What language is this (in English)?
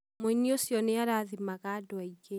Kikuyu